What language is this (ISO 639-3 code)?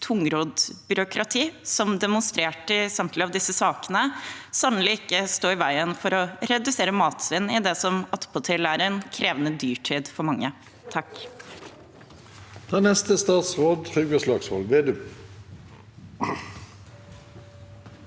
nor